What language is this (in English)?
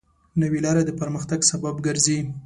Pashto